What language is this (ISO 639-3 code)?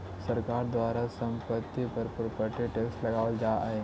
mag